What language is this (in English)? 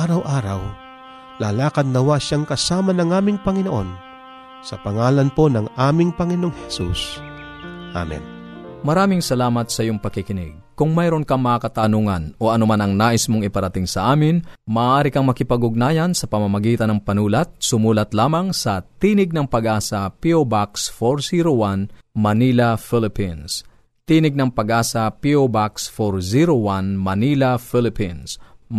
Filipino